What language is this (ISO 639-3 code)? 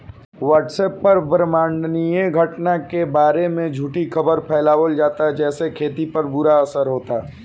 bho